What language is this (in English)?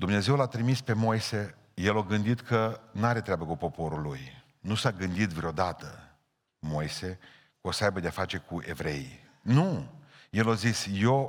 Romanian